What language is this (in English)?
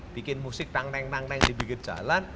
Indonesian